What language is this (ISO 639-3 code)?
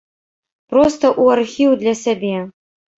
bel